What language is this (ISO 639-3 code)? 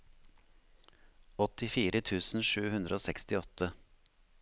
nor